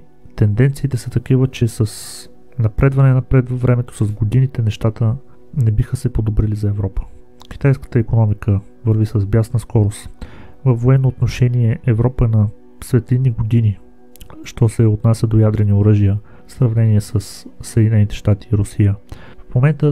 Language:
Bulgarian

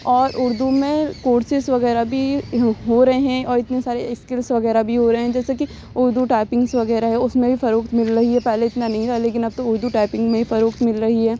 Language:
Urdu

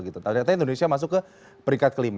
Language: Indonesian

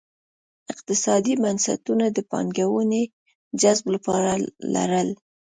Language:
Pashto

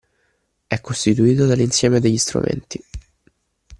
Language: Italian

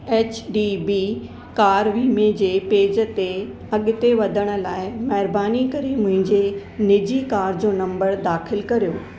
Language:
Sindhi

